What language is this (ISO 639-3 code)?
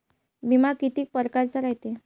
mar